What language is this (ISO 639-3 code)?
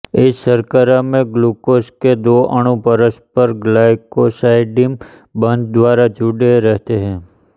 hin